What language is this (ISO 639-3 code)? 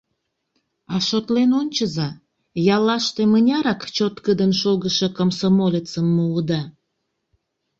chm